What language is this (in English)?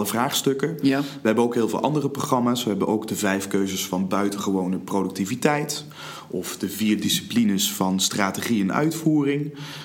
Dutch